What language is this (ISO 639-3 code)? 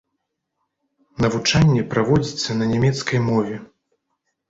bel